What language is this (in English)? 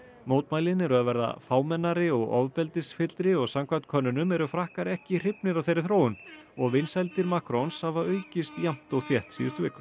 Icelandic